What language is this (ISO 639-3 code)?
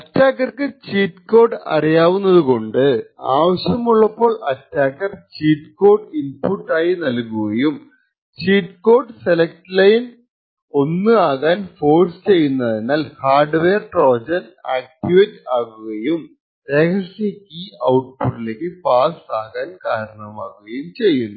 mal